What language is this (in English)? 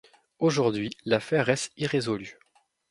French